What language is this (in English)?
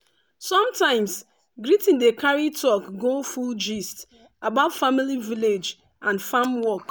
Nigerian Pidgin